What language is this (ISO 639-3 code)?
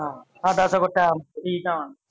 pan